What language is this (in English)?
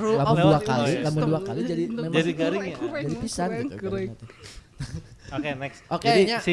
Indonesian